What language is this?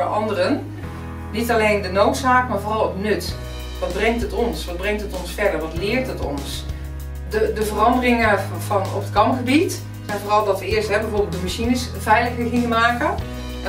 Dutch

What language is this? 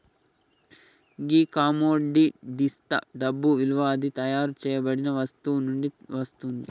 Telugu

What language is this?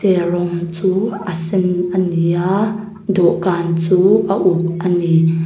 Mizo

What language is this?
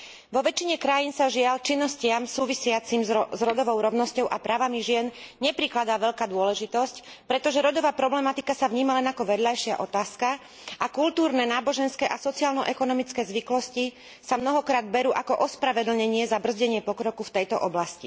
Slovak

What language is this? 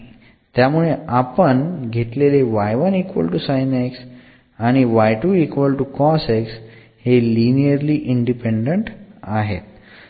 Marathi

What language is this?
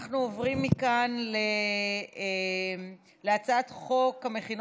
Hebrew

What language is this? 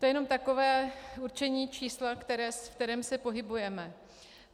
Czech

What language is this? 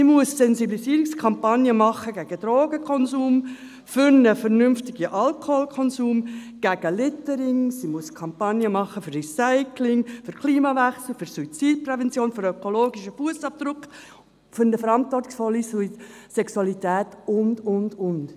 Swiss German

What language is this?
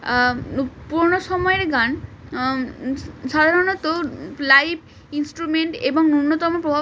Bangla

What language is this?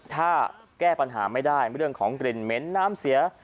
Thai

